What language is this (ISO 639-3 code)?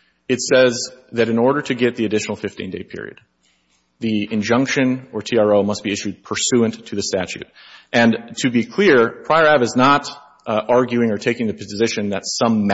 eng